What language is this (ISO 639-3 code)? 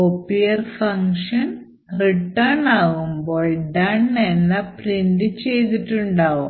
mal